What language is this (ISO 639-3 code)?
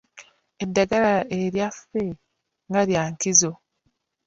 lug